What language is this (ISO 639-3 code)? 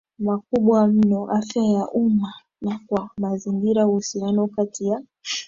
swa